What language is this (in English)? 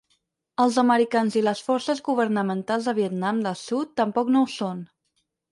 Catalan